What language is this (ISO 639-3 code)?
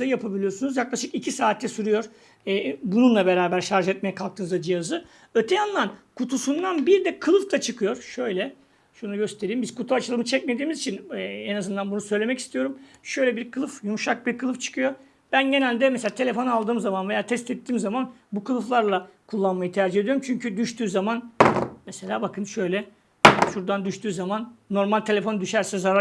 tur